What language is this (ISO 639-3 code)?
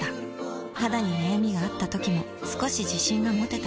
jpn